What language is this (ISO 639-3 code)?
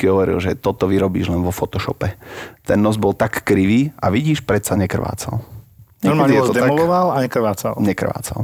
slk